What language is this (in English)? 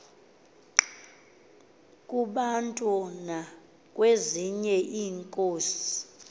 Xhosa